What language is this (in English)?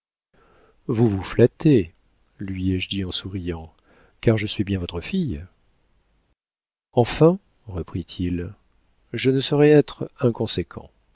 French